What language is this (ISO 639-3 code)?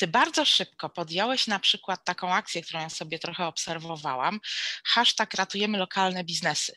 pol